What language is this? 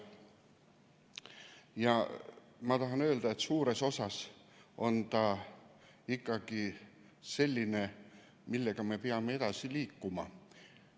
Estonian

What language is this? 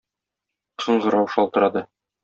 Tatar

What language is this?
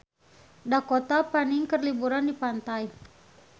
Sundanese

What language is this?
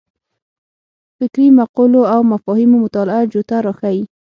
Pashto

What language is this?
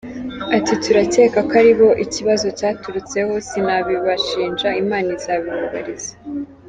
Kinyarwanda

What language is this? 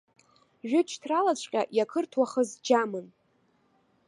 Abkhazian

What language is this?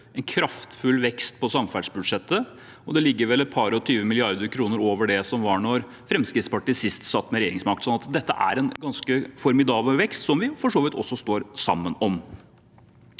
Norwegian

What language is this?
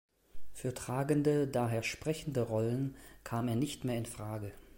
German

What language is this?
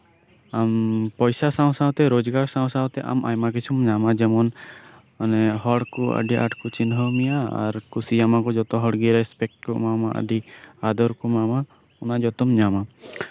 Santali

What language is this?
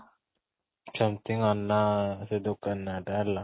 Odia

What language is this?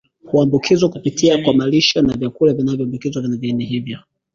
Swahili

